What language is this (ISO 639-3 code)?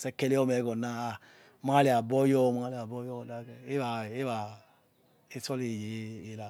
ets